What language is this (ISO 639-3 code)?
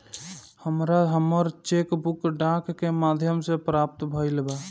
bho